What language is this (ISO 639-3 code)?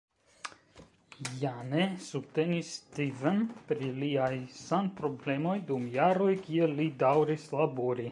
epo